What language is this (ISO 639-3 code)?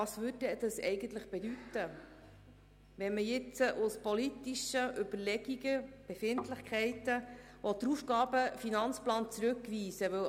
gsw